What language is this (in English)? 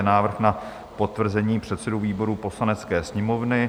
Czech